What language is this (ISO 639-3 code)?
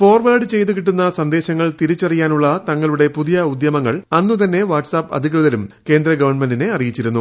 mal